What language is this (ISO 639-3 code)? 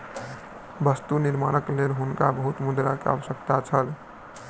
mai